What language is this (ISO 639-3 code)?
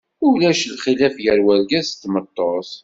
kab